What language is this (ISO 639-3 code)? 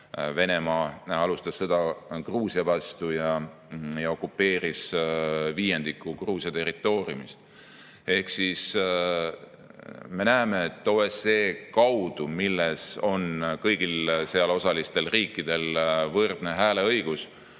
est